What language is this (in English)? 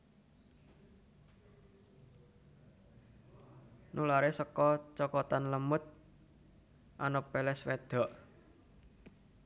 Javanese